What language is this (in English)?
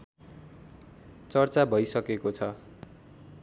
Nepali